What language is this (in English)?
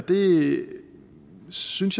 Danish